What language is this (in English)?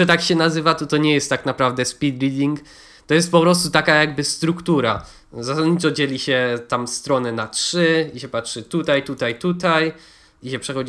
Polish